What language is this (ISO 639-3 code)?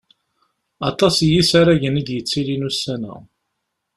kab